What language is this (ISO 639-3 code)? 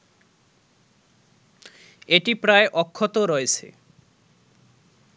ben